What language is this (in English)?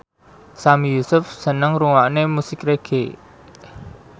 Javanese